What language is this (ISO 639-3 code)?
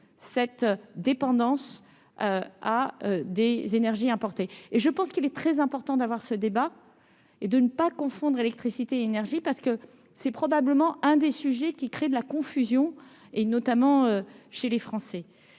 fra